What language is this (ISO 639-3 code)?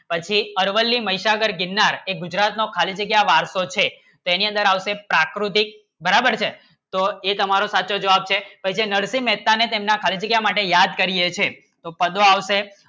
guj